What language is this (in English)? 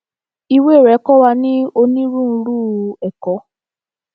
Yoruba